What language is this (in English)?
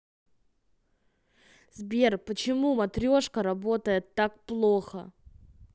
Russian